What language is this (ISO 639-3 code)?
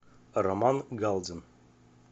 rus